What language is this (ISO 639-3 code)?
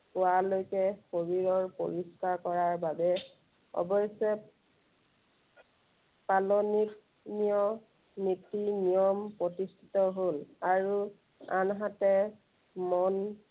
asm